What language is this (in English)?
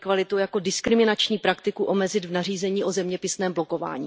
Czech